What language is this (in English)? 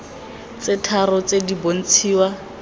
Tswana